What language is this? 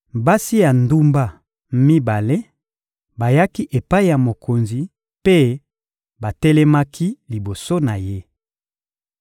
Lingala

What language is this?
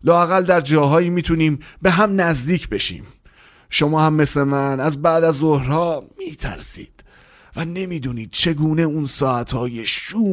Persian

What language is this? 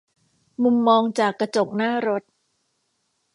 Thai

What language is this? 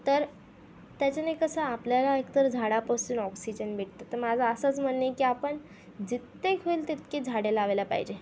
Marathi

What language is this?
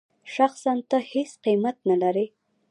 Pashto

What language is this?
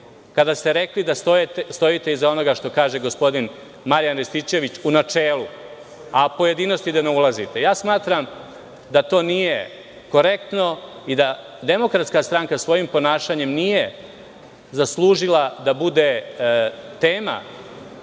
Serbian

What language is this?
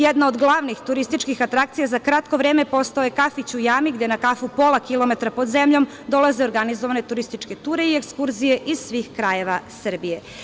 Serbian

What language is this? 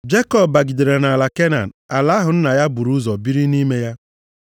Igbo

